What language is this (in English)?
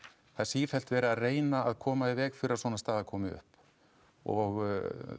Icelandic